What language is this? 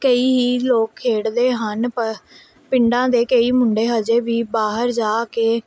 Punjabi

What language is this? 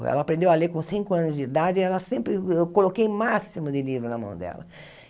Portuguese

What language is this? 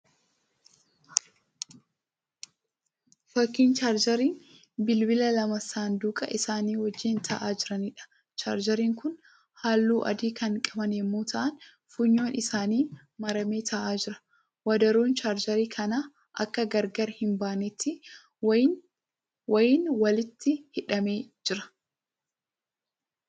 Oromo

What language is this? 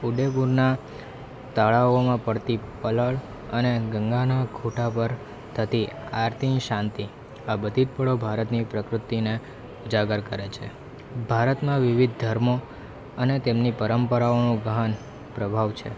Gujarati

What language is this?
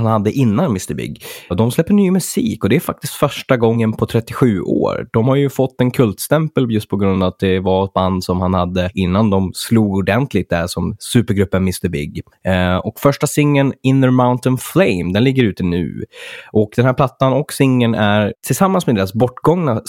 Swedish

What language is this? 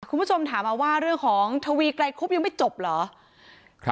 Thai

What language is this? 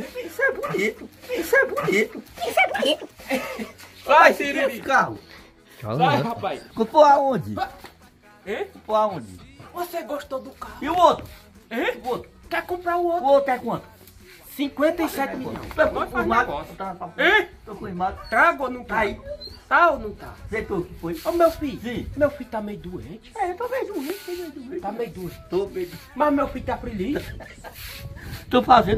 Portuguese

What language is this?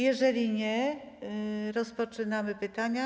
Polish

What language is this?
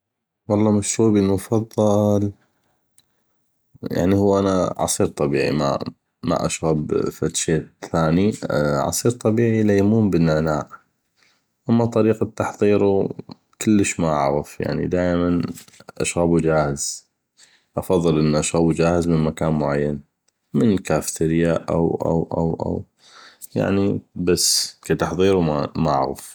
North Mesopotamian Arabic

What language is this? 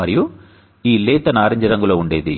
Telugu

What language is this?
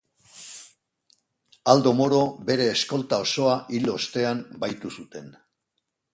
Basque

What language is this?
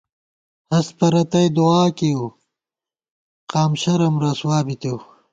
Gawar-Bati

